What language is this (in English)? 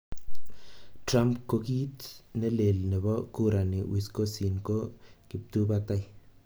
Kalenjin